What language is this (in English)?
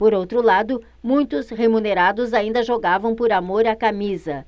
Portuguese